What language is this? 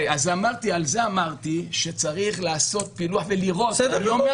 Hebrew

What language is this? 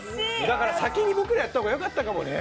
Japanese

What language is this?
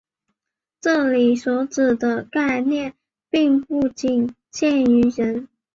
Chinese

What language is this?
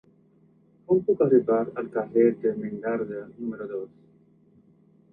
Catalan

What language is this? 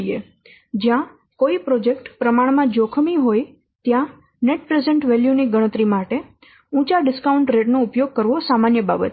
Gujarati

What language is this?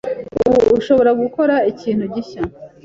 Kinyarwanda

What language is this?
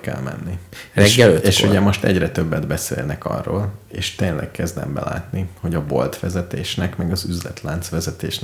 Hungarian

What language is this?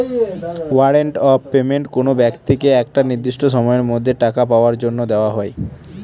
Bangla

